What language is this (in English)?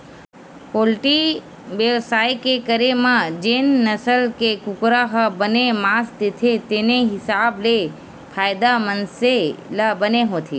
Chhattisgarhi